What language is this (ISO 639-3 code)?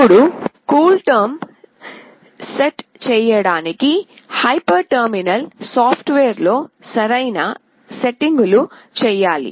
tel